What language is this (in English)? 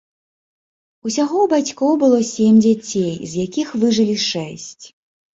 Belarusian